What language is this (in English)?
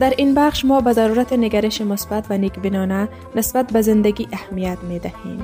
Persian